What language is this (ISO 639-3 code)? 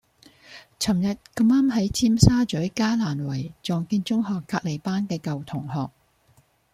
yue